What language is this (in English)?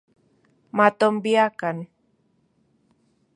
Central Puebla Nahuatl